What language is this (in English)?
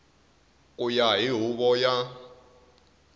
Tsonga